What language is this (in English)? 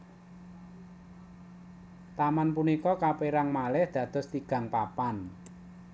Javanese